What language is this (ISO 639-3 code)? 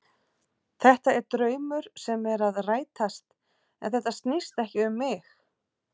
isl